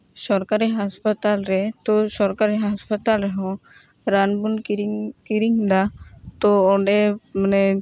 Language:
Santali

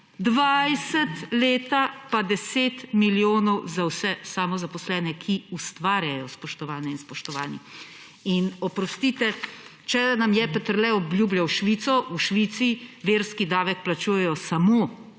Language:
Slovenian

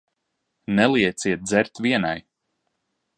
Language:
Latvian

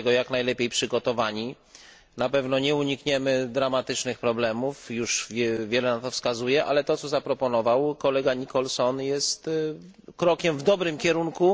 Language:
Polish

